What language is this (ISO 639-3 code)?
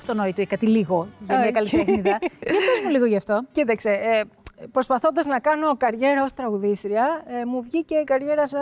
ell